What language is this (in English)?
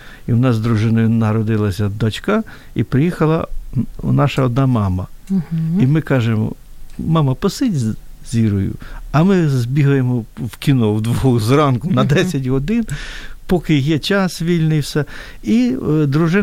Ukrainian